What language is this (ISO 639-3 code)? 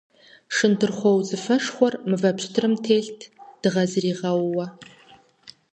kbd